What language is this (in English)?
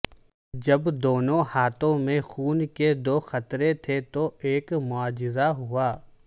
Urdu